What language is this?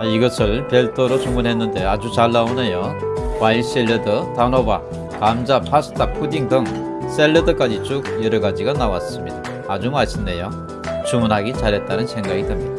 Korean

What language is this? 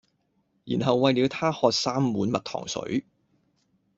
Cantonese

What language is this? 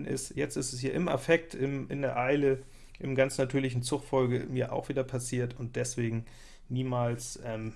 German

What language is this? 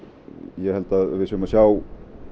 Icelandic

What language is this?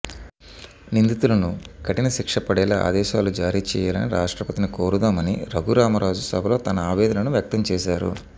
Telugu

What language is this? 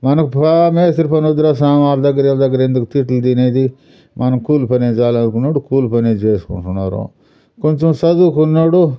Telugu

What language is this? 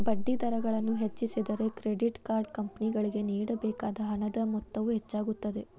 Kannada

